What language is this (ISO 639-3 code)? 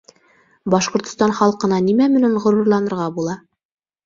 bak